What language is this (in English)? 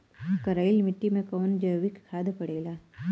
Bhojpuri